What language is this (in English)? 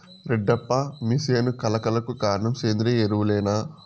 Telugu